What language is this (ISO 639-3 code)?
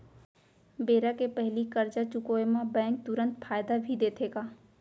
hne